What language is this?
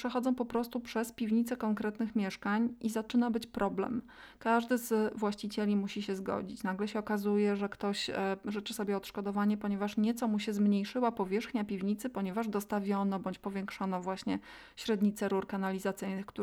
Polish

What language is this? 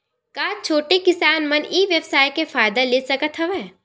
Chhattisgarhi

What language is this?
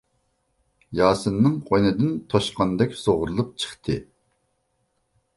Uyghur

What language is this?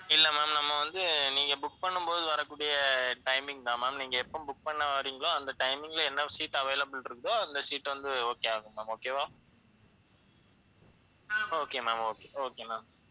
Tamil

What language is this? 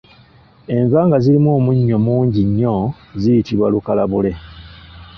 Ganda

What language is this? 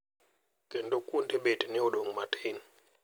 Luo (Kenya and Tanzania)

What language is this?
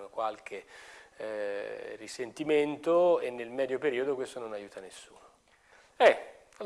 Italian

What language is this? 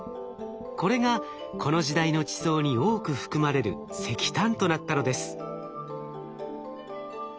Japanese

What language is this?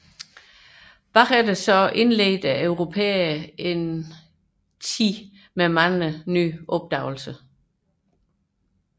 Danish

